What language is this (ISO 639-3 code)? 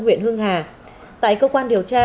vie